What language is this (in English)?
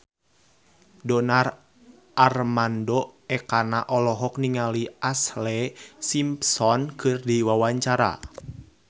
Sundanese